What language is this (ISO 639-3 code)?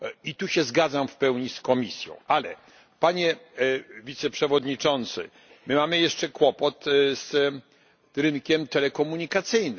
pol